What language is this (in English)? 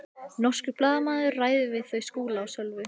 Icelandic